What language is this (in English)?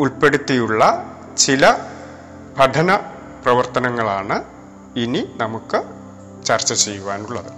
Malayalam